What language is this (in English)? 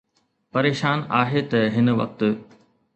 Sindhi